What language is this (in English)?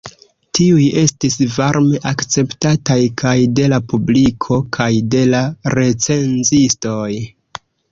Esperanto